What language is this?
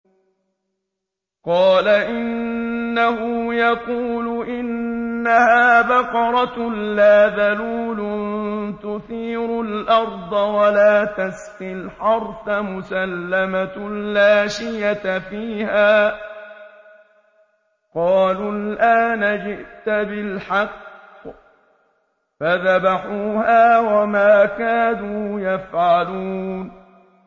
Arabic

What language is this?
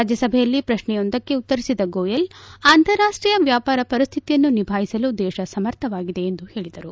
Kannada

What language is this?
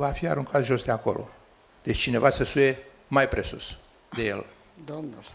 Romanian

